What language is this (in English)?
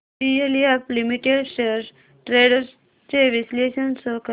Marathi